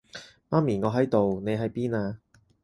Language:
Cantonese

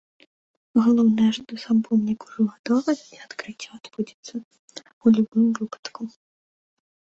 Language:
Belarusian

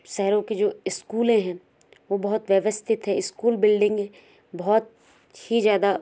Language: Hindi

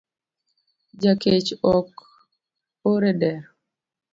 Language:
Luo (Kenya and Tanzania)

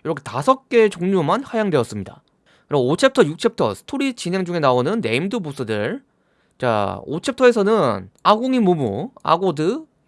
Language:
Korean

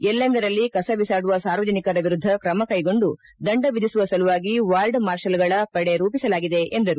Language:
Kannada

